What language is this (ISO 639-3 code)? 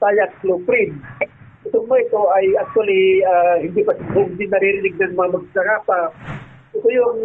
fil